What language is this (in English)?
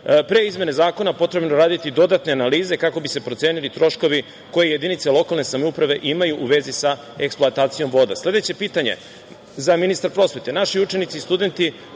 Serbian